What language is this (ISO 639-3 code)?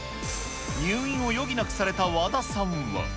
jpn